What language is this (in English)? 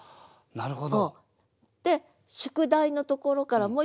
Japanese